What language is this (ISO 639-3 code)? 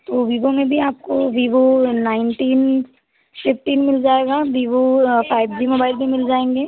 hin